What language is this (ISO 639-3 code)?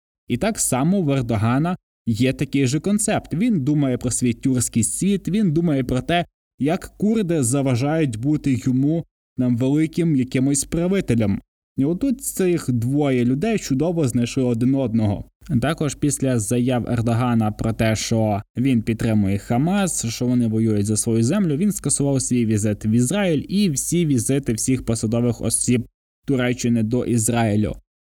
ukr